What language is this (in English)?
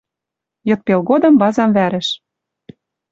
Western Mari